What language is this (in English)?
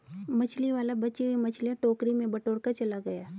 Hindi